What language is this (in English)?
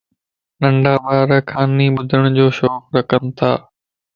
Lasi